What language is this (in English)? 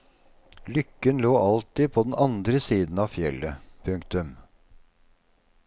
Norwegian